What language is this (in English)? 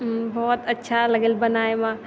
Maithili